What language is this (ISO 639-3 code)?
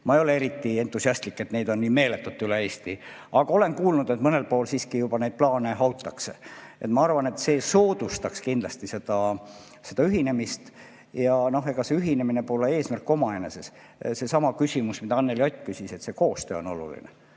est